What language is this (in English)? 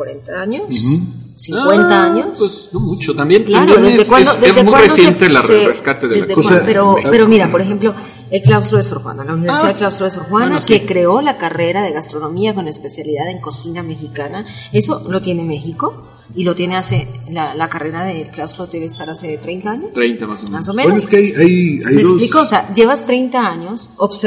Spanish